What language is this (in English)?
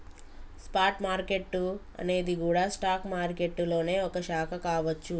Telugu